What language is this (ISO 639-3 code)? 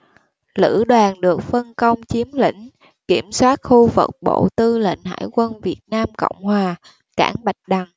vie